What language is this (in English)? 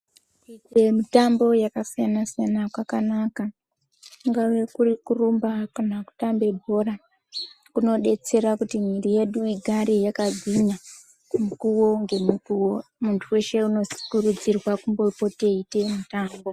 Ndau